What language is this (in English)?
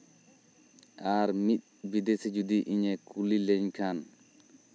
Santali